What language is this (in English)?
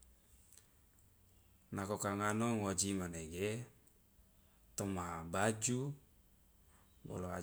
Loloda